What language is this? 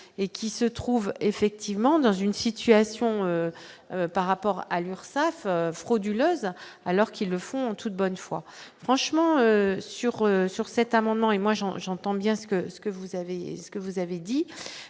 French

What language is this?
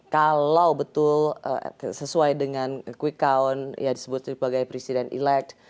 Indonesian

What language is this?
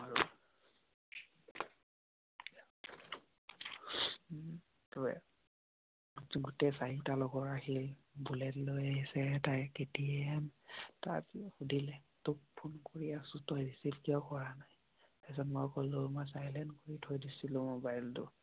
Assamese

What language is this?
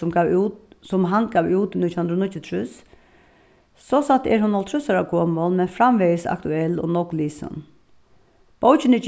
Faroese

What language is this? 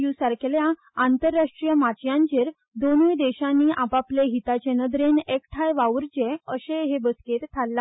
Konkani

